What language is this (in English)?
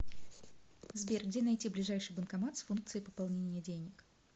Russian